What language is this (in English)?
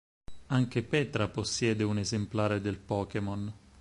Italian